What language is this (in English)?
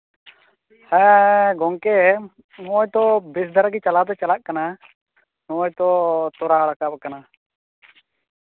Santali